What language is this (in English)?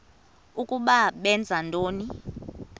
Xhosa